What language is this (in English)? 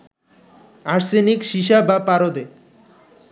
Bangla